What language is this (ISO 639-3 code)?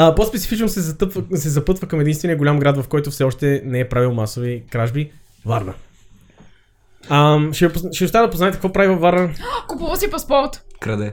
bul